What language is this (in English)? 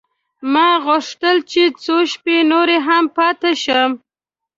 Pashto